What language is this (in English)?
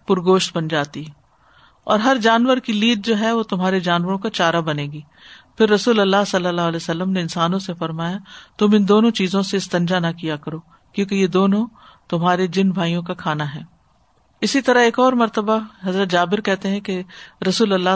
Urdu